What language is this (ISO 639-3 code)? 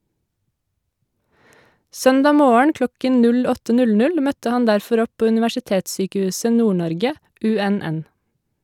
nor